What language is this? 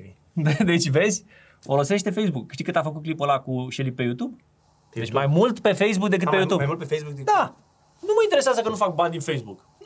Romanian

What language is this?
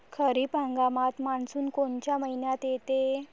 Marathi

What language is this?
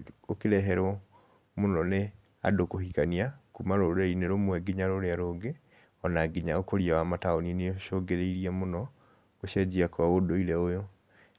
Kikuyu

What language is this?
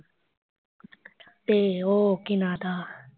Punjabi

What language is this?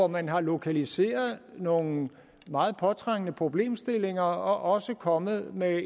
Danish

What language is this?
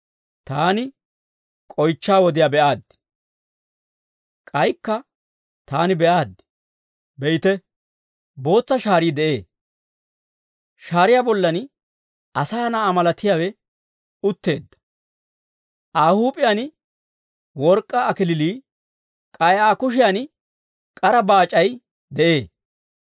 Dawro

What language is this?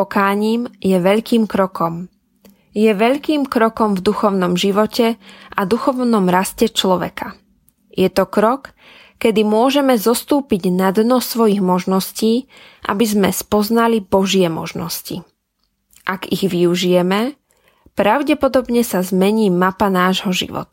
Slovak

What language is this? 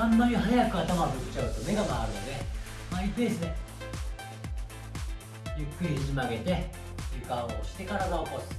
Japanese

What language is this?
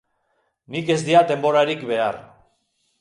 Basque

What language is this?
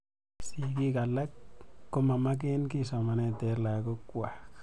Kalenjin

